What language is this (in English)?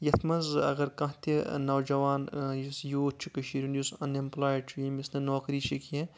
Kashmiri